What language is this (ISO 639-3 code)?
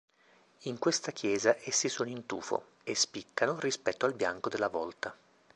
ita